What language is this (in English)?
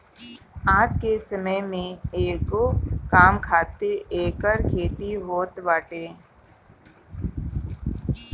Bhojpuri